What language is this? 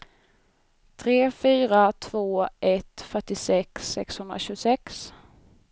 Swedish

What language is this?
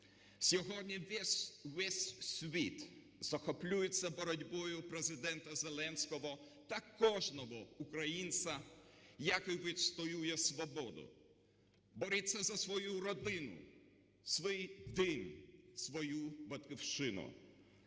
Ukrainian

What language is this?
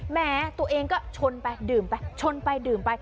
Thai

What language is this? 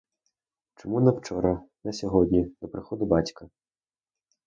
Ukrainian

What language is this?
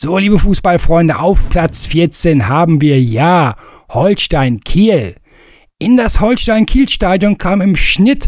German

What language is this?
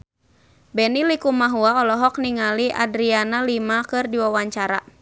Sundanese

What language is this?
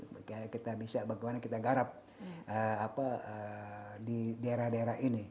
Indonesian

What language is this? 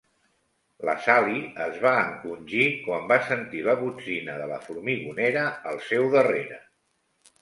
Catalan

